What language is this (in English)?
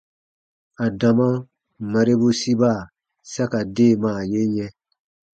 Baatonum